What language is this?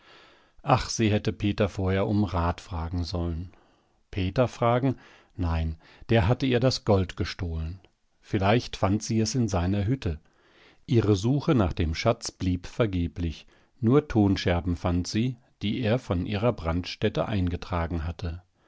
German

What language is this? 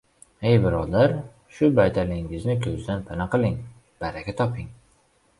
Uzbek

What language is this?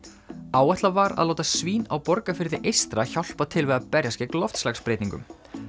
Icelandic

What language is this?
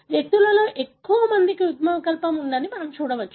Telugu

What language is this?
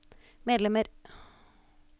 Norwegian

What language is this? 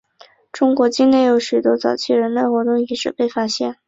Chinese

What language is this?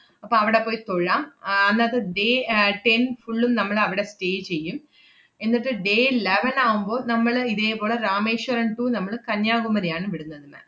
Malayalam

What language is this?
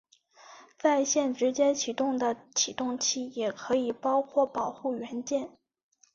Chinese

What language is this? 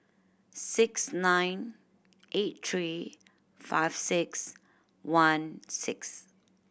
English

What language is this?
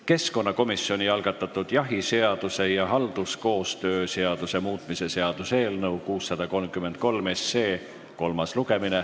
Estonian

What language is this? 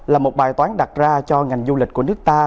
Vietnamese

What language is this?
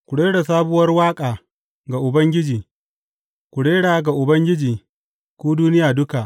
Hausa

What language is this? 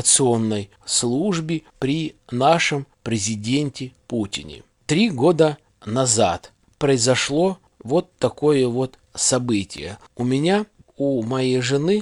Russian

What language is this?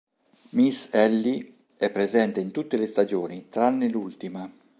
Italian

